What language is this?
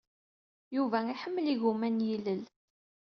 Kabyle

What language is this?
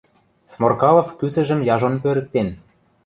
Western Mari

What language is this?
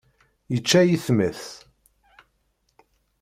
Kabyle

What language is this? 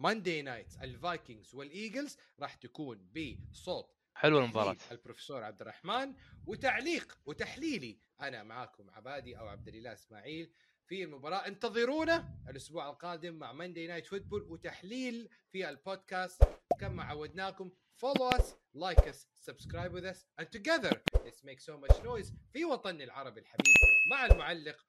Arabic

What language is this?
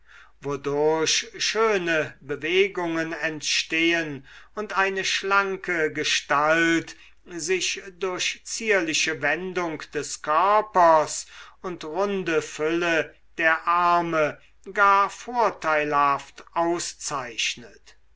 German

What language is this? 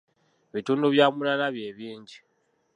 Ganda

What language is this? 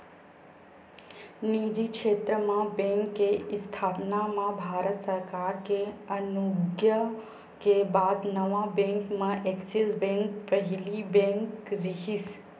Chhattisgarhi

